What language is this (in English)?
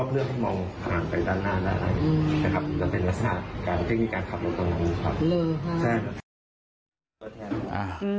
Thai